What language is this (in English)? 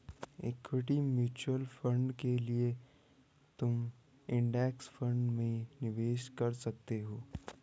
Hindi